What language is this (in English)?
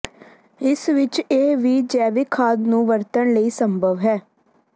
Punjabi